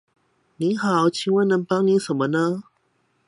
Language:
Chinese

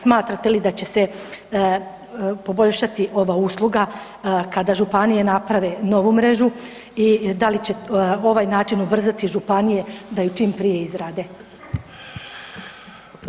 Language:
Croatian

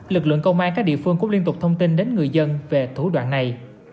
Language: Vietnamese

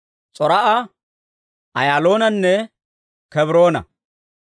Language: Dawro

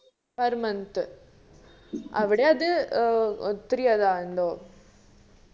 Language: Malayalam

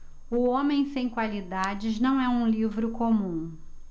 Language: Portuguese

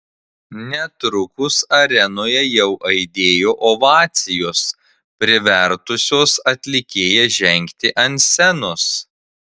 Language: Lithuanian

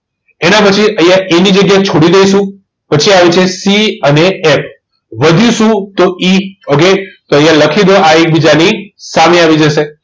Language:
Gujarati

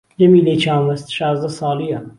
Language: Central Kurdish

